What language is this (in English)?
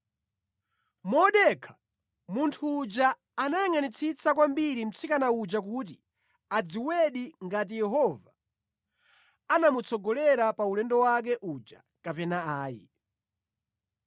Nyanja